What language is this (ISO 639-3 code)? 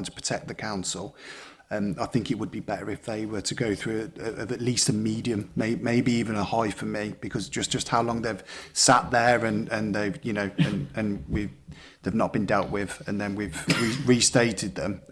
eng